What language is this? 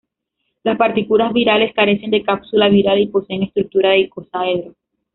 Spanish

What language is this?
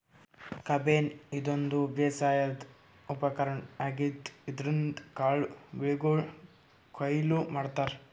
Kannada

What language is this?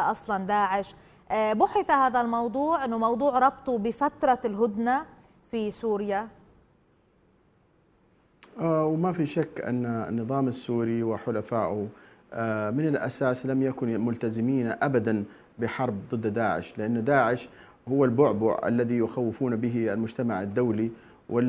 Arabic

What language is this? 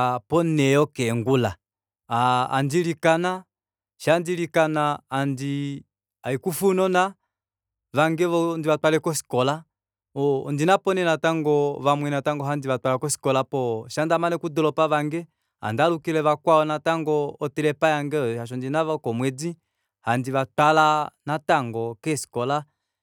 Kuanyama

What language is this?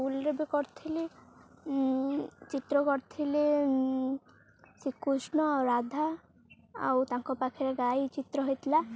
Odia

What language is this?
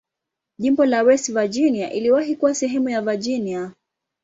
Swahili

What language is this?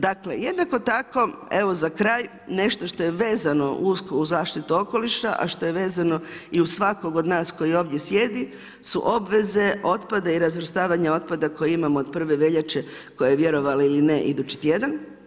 Croatian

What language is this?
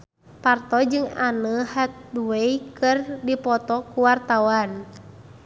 Sundanese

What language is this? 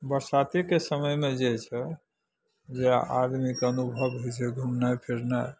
Maithili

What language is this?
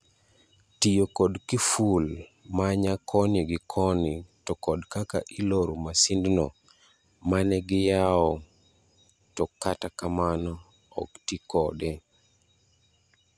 Luo (Kenya and Tanzania)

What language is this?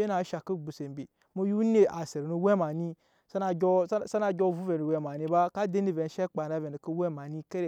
Nyankpa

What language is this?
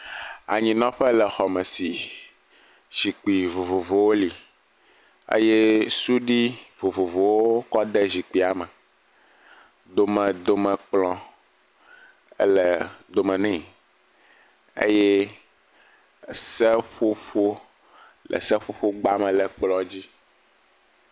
Ewe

